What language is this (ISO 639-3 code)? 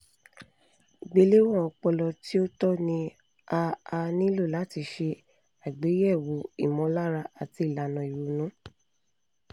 yor